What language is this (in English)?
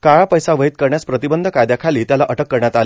Marathi